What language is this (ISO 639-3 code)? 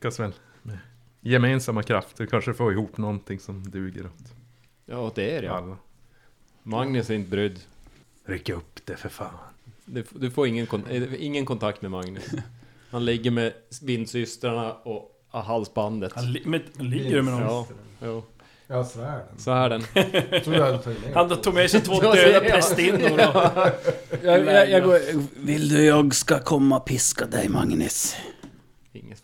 swe